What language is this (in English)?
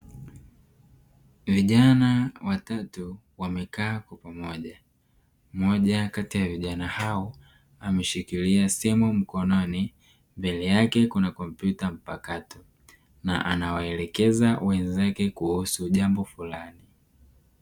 Swahili